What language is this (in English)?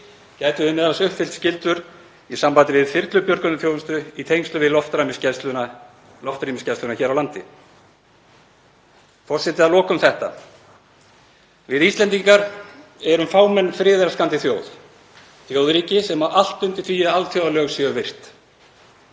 Icelandic